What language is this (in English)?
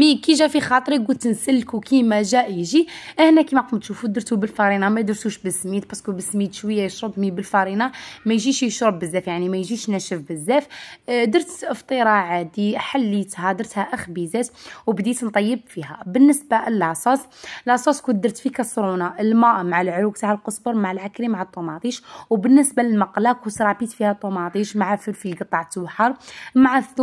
Arabic